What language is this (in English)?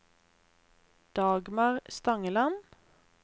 Norwegian